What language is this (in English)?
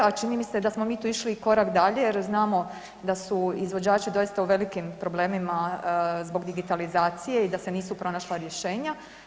Croatian